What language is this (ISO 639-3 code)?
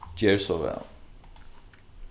fao